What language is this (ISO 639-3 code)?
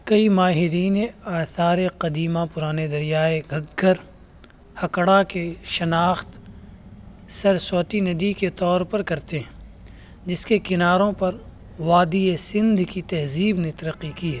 urd